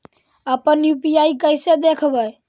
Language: Magahi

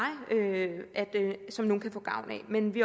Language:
Danish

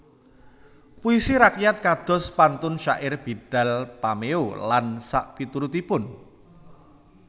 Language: Javanese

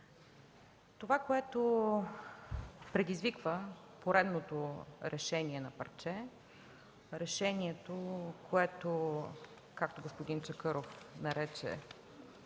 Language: Bulgarian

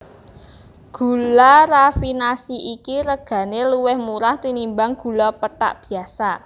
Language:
Javanese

